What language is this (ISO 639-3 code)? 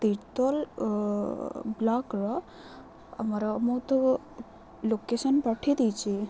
ori